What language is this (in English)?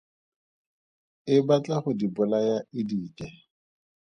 Tswana